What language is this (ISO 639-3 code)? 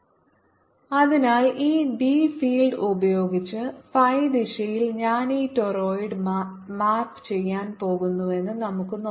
mal